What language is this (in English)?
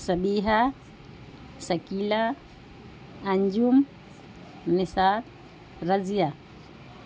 Urdu